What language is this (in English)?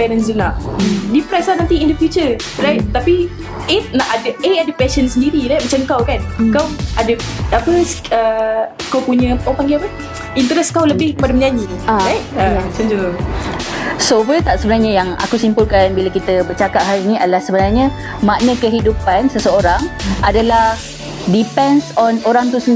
Malay